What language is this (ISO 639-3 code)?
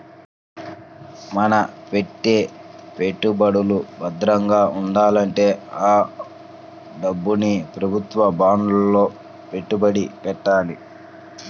tel